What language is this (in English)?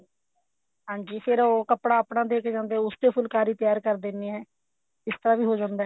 Punjabi